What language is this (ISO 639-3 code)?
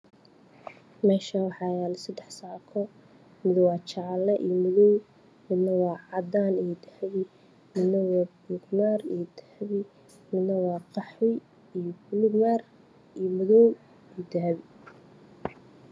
som